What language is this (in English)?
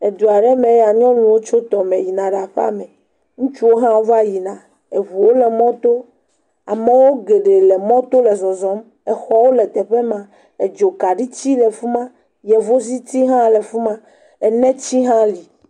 Ewe